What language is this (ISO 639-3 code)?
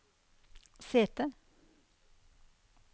nor